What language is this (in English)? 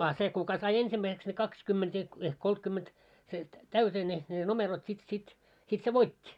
Finnish